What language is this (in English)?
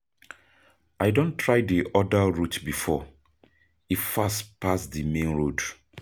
Nigerian Pidgin